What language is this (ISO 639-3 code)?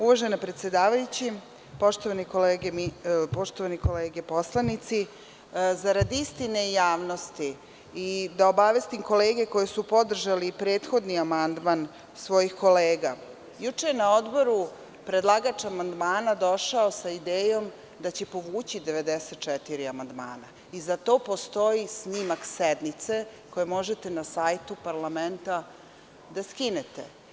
srp